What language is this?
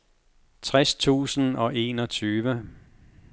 Danish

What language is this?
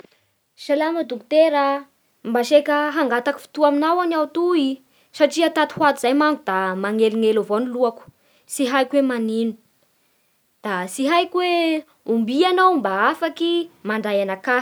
Bara Malagasy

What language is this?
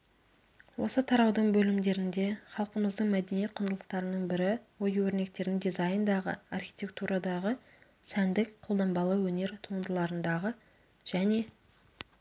Kazakh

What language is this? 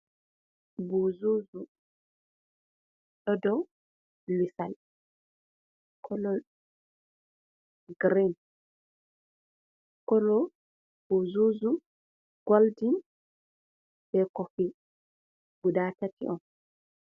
Fula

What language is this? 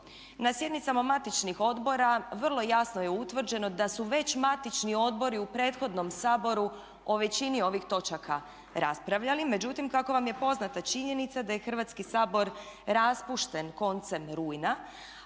Croatian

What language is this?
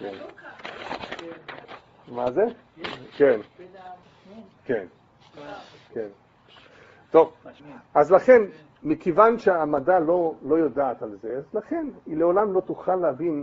Hebrew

